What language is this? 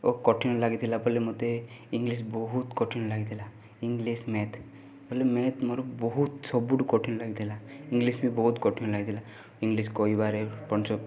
Odia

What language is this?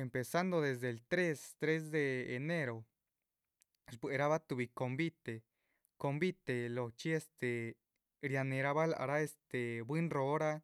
Chichicapan Zapotec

